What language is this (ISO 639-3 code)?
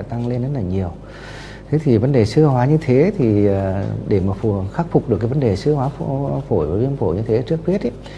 vie